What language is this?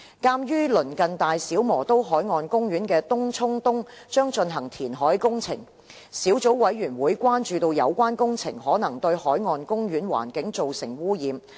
Cantonese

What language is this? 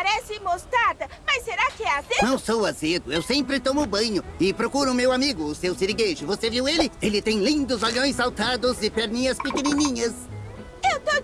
Portuguese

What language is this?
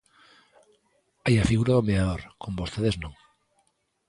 Galician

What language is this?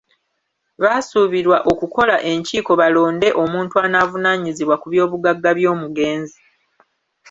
Ganda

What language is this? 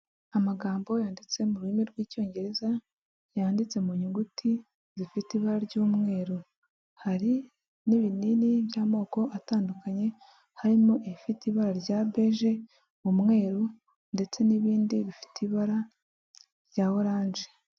Kinyarwanda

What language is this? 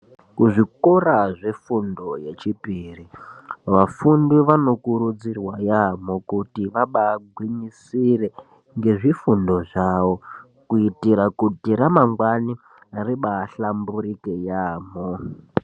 Ndau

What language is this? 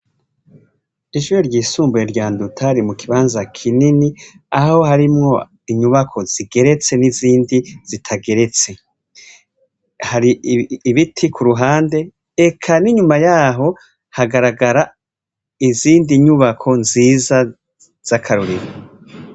Rundi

